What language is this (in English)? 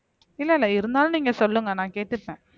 Tamil